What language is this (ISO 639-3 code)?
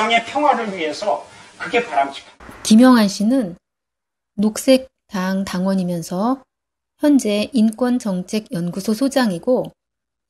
kor